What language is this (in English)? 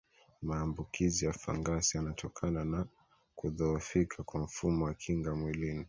Swahili